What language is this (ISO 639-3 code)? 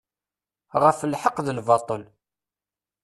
kab